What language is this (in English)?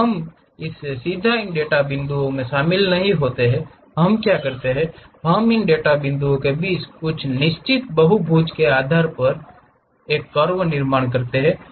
Hindi